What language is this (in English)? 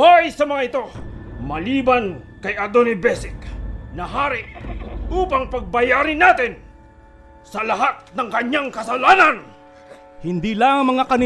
Filipino